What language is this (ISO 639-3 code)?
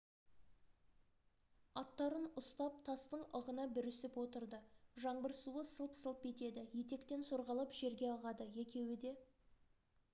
kaz